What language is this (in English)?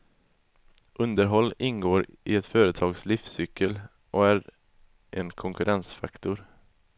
Swedish